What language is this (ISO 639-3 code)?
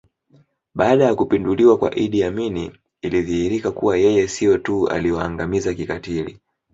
swa